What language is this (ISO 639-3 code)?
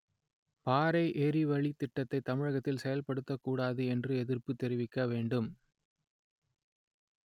tam